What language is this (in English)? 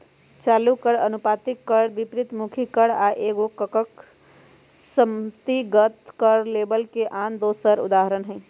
Magahi